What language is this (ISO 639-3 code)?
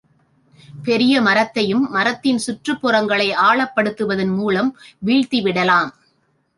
tam